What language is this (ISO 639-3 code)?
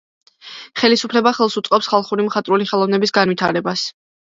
kat